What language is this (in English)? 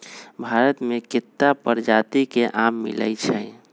Magahi